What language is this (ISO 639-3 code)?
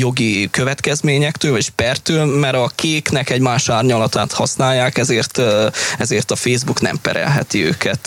hun